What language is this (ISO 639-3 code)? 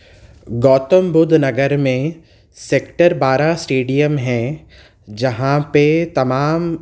urd